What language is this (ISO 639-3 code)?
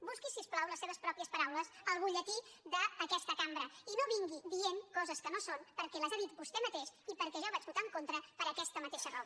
cat